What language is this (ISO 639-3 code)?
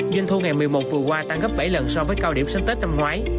vie